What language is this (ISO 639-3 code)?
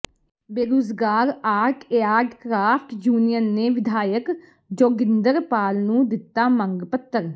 pan